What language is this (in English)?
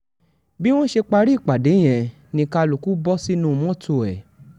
Yoruba